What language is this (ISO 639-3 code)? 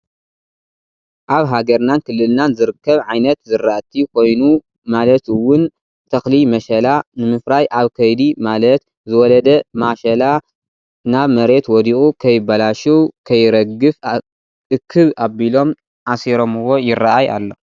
tir